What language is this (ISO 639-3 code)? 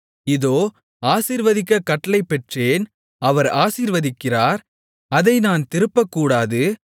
tam